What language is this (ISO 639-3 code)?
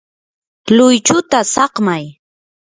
qur